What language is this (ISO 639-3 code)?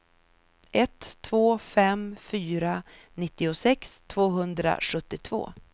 swe